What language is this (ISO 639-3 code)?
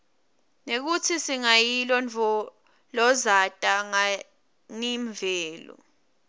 ssw